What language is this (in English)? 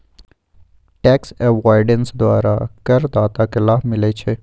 Magahi